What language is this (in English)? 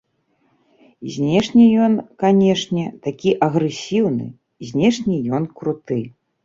Belarusian